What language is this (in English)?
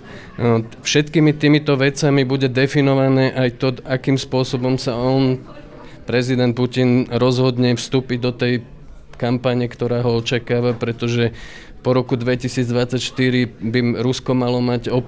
Slovak